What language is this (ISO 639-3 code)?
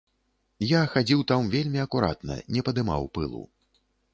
bel